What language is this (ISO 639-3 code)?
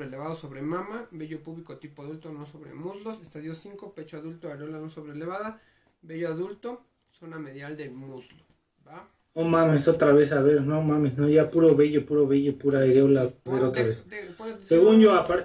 spa